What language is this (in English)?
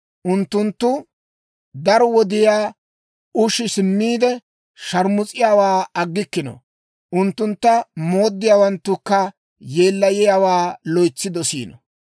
Dawro